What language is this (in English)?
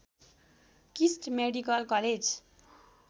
Nepali